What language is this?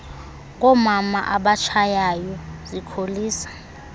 Xhosa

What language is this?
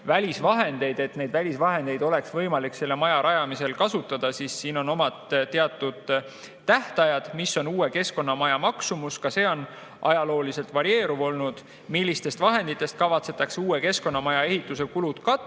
Estonian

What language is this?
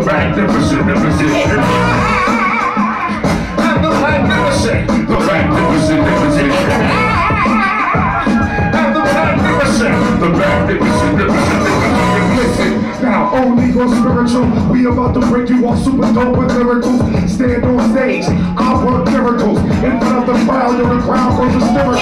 English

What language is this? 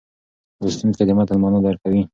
Pashto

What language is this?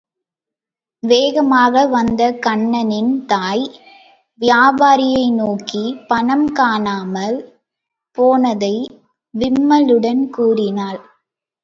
Tamil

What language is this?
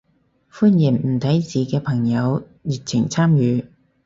Cantonese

